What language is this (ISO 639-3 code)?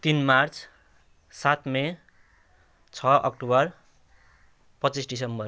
nep